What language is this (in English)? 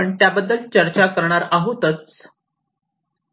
Marathi